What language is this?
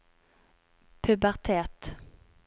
Norwegian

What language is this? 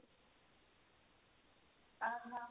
Odia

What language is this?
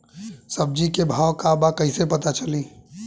Bhojpuri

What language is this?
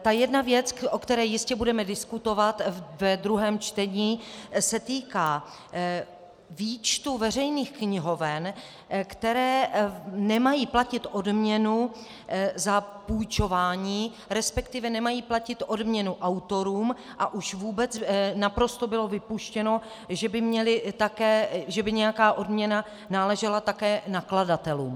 Czech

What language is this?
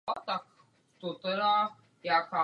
Czech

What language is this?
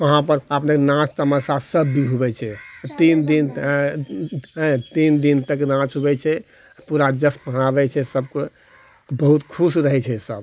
Maithili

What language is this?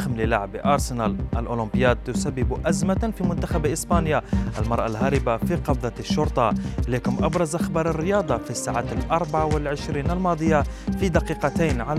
Arabic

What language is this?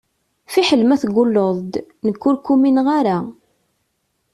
Kabyle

